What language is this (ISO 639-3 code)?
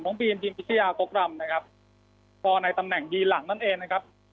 tha